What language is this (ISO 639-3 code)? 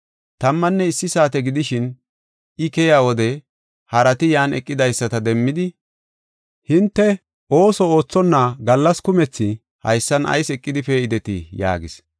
gof